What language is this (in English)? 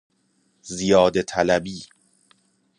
Persian